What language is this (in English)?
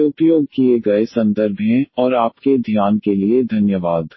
Hindi